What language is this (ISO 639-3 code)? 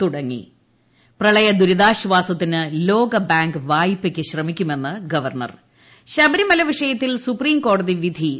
mal